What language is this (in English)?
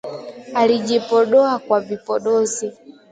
Swahili